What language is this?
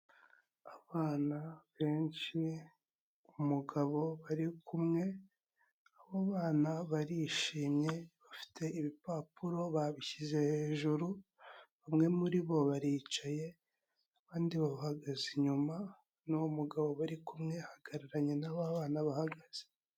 Kinyarwanda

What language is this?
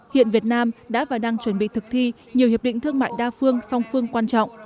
Vietnamese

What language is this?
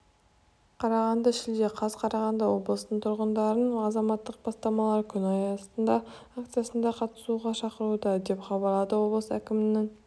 Kazakh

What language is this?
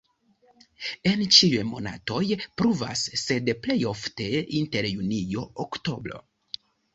Esperanto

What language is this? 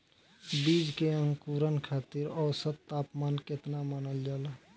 Bhojpuri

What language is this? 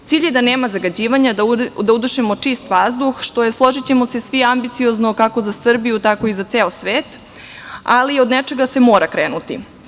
Serbian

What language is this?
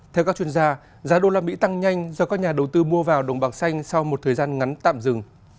Vietnamese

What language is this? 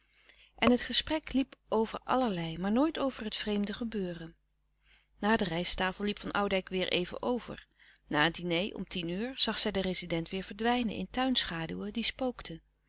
Dutch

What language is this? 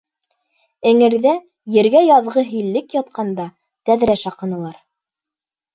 Bashkir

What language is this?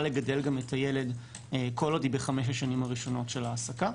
Hebrew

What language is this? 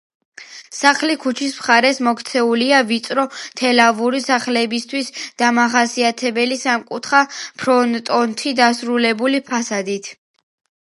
Georgian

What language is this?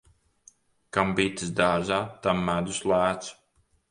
Latvian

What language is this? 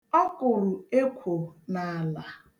Igbo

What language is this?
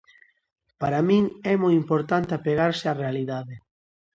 Galician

